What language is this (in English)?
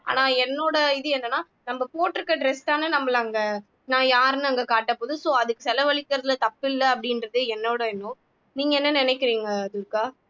Tamil